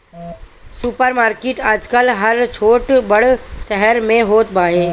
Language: Bhojpuri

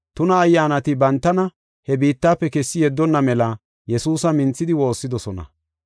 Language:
Gofa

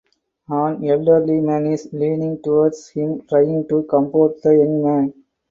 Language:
English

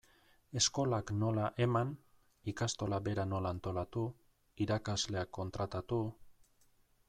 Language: Basque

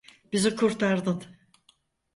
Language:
Turkish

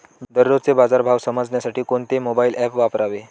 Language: Marathi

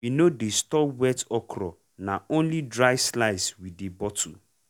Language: Nigerian Pidgin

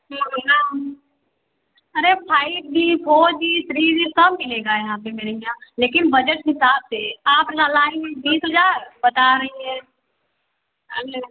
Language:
Hindi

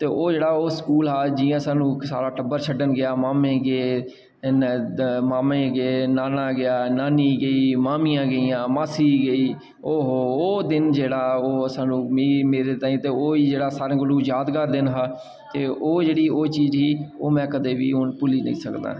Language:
Dogri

